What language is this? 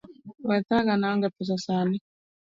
Luo (Kenya and Tanzania)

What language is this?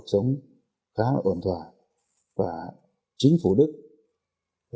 Vietnamese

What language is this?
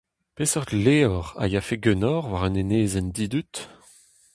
Breton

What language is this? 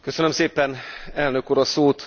Hungarian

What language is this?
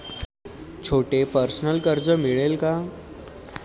Marathi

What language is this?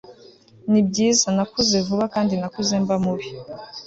Kinyarwanda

